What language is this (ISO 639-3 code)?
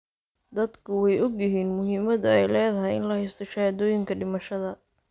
som